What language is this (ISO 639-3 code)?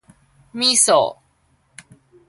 nan